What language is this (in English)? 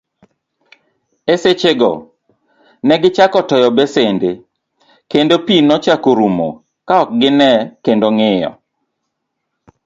Luo (Kenya and Tanzania)